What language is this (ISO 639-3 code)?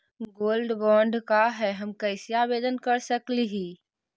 mag